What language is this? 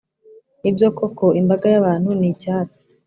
Kinyarwanda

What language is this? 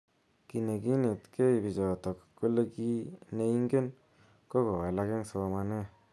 Kalenjin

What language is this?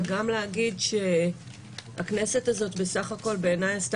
Hebrew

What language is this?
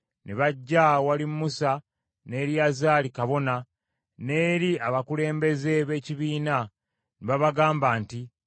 Ganda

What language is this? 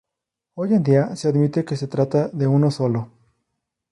Spanish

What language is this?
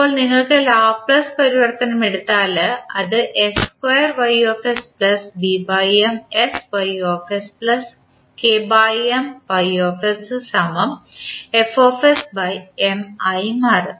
Malayalam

